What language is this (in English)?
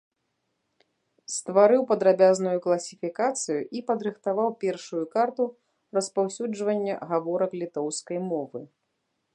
Belarusian